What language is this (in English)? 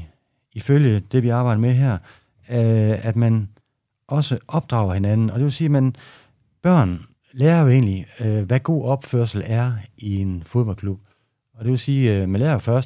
Danish